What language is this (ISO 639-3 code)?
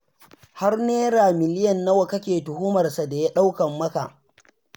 hau